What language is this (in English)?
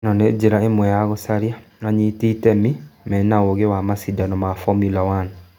Kikuyu